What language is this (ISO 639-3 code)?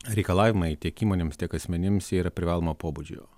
lit